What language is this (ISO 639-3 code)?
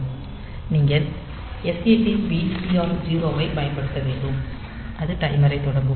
tam